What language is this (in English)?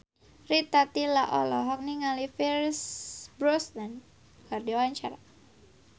Sundanese